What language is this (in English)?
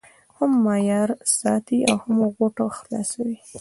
Pashto